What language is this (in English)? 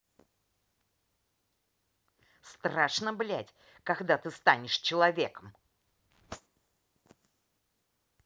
Russian